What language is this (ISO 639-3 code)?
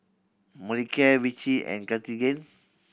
eng